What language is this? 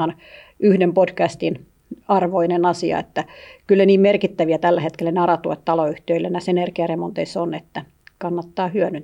Finnish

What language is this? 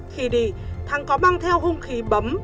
Vietnamese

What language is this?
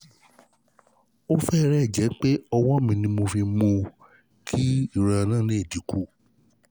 Yoruba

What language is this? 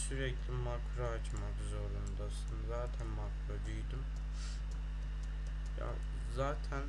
Turkish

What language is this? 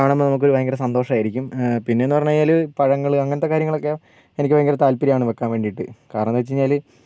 Malayalam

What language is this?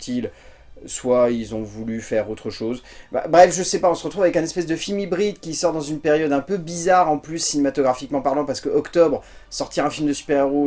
French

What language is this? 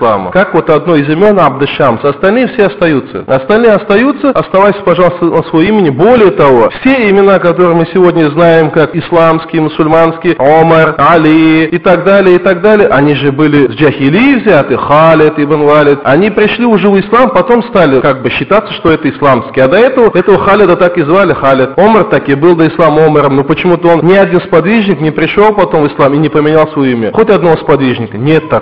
Russian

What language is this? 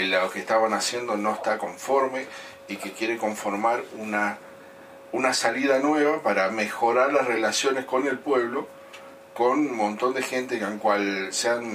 Spanish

